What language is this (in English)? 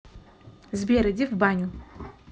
Russian